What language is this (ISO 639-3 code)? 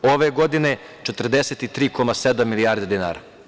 srp